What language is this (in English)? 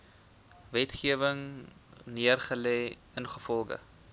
Afrikaans